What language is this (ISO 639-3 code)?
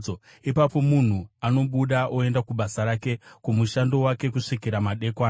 sna